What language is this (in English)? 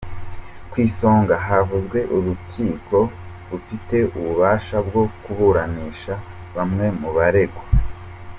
Kinyarwanda